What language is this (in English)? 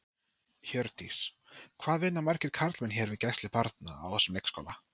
Icelandic